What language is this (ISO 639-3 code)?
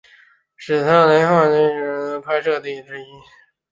zho